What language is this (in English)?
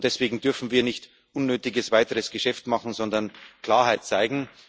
German